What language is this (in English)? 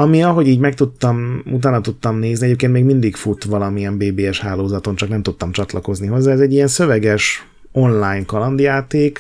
Hungarian